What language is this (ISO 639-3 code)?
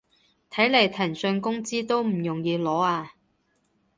yue